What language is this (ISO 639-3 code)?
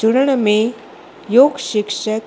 snd